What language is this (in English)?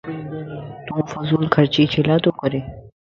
Lasi